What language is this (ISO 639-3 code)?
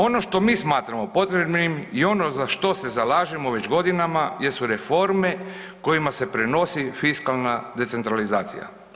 hrv